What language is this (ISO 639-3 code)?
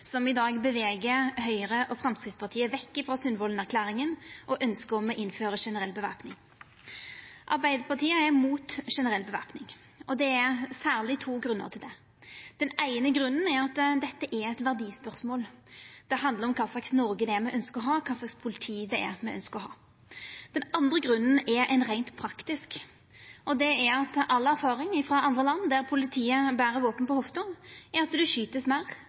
nno